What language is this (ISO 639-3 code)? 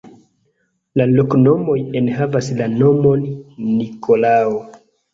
epo